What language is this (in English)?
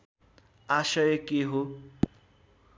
Nepali